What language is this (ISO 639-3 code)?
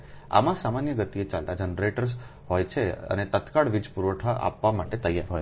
guj